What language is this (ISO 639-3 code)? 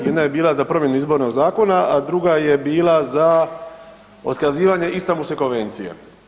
hrv